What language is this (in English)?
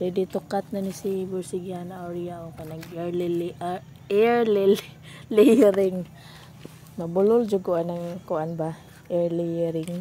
Filipino